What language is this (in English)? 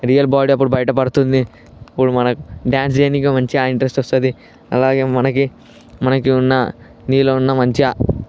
Telugu